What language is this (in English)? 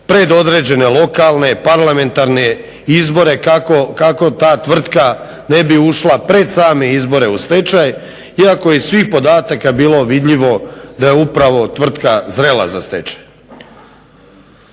Croatian